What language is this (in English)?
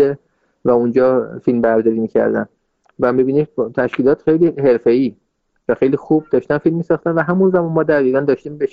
Persian